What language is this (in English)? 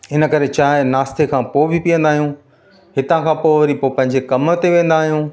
Sindhi